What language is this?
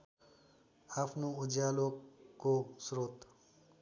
Nepali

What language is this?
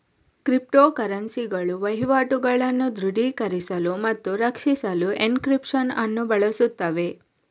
Kannada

